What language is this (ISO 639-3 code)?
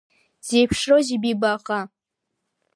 abk